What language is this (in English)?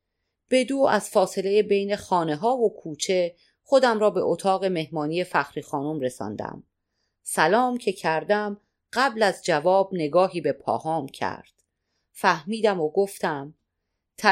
Persian